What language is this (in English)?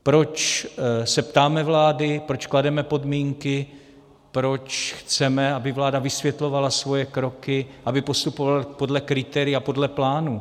Czech